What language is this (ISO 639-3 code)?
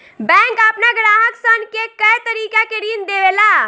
bho